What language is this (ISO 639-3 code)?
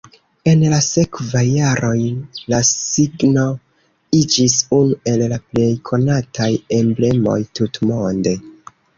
epo